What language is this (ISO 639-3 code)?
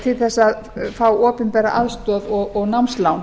isl